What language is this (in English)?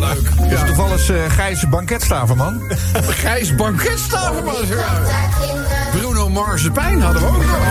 Dutch